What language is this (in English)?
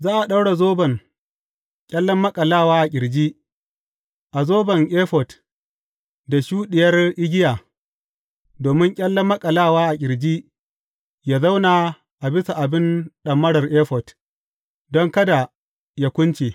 Hausa